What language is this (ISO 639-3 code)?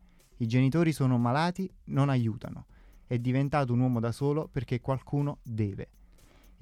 ita